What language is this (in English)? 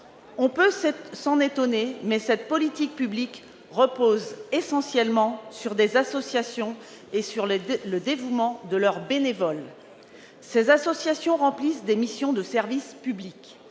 French